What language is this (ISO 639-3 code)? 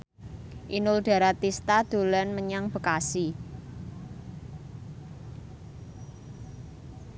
jav